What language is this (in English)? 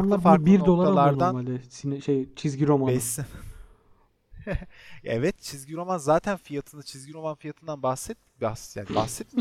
Turkish